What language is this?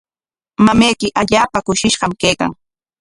Corongo Ancash Quechua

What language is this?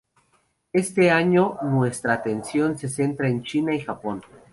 Spanish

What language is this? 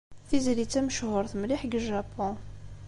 Kabyle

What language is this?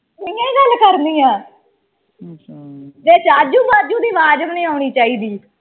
Punjabi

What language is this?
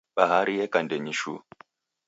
Taita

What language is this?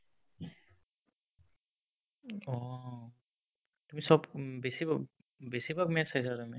Assamese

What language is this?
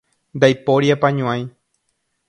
Guarani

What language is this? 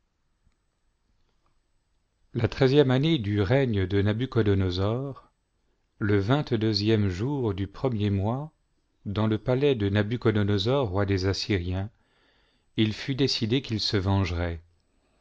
French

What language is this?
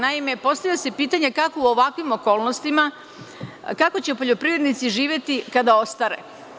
Serbian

